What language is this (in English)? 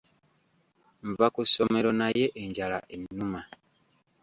Ganda